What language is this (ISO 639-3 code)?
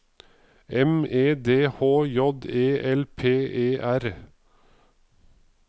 nor